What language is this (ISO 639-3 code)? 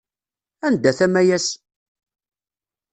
kab